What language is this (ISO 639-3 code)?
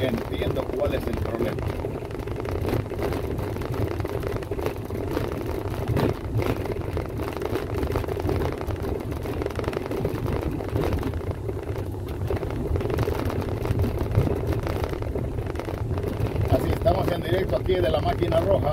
spa